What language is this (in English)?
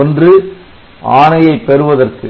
Tamil